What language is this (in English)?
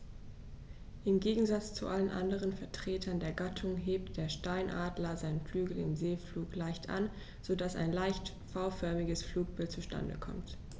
German